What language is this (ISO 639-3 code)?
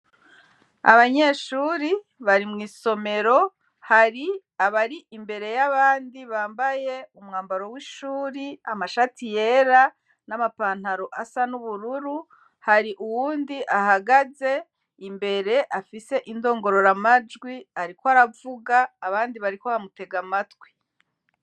run